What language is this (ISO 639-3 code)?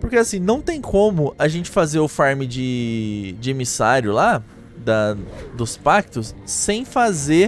por